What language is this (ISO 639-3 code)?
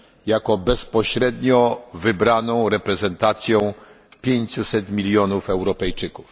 pol